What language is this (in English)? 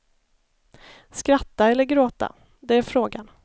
Swedish